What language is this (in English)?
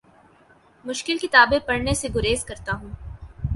Urdu